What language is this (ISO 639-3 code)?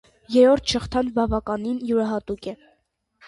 hye